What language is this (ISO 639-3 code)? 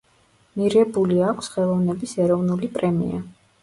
kat